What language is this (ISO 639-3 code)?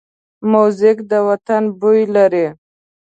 pus